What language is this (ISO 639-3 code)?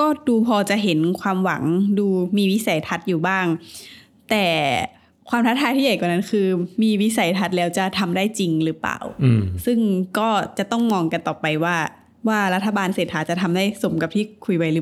tha